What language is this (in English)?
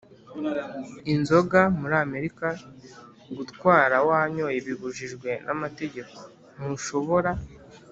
Kinyarwanda